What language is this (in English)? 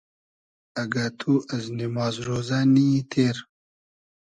Hazaragi